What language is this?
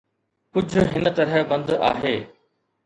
Sindhi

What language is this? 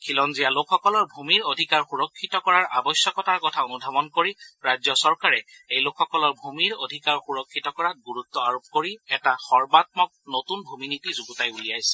Assamese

